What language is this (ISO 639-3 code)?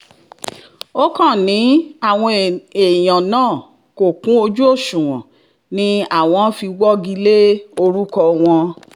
yor